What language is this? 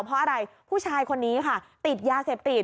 Thai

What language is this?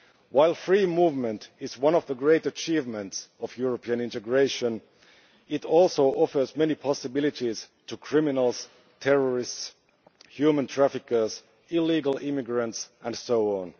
English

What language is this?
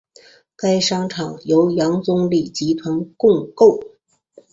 Chinese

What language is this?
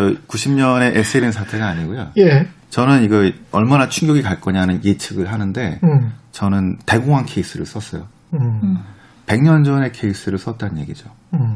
Korean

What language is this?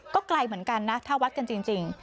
Thai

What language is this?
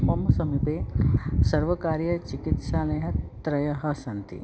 Sanskrit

